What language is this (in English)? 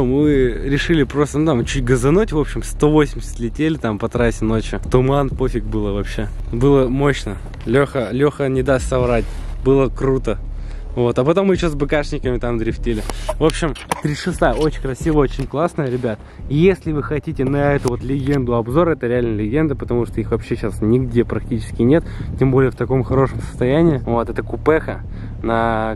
Russian